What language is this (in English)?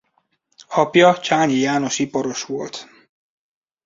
Hungarian